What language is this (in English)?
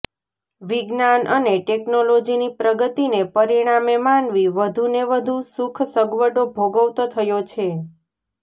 Gujarati